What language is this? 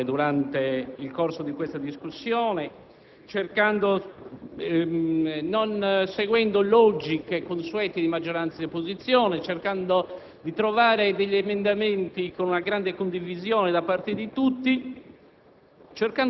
Italian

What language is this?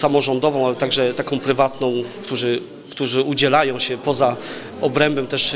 Polish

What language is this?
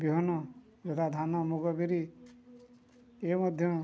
Odia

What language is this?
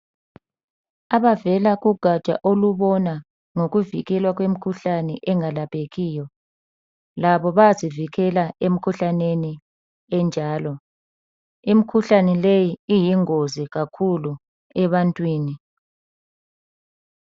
North Ndebele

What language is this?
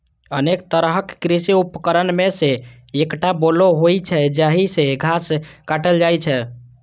Maithili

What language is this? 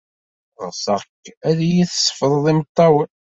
Kabyle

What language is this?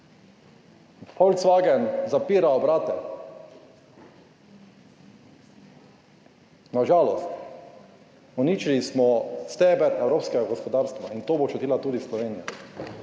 Slovenian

